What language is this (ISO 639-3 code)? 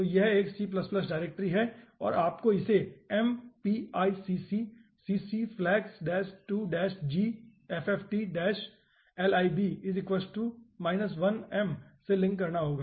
hin